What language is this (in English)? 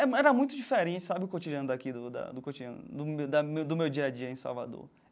Portuguese